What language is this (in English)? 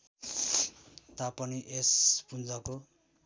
Nepali